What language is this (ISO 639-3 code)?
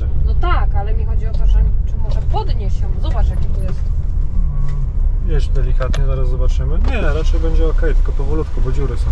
pol